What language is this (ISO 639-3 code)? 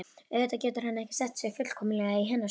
isl